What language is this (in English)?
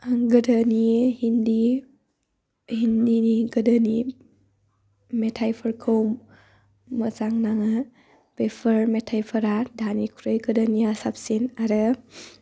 Bodo